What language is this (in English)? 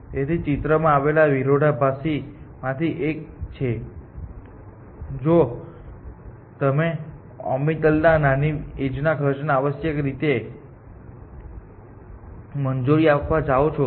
Gujarati